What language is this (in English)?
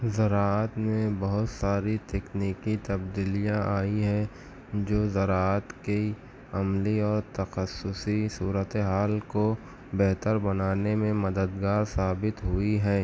Urdu